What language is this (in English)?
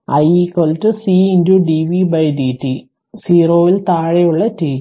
Malayalam